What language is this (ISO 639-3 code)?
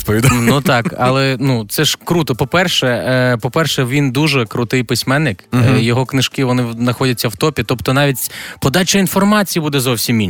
ukr